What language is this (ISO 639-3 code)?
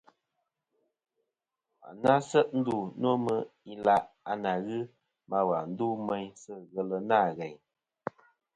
bkm